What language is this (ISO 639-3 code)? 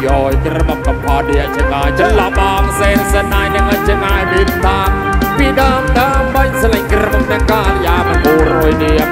tha